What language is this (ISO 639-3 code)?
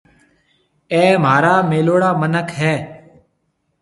mve